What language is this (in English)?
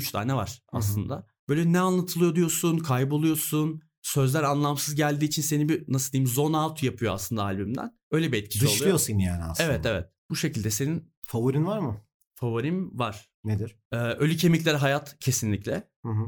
Turkish